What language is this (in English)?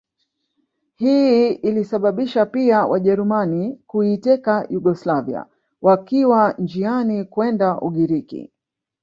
Swahili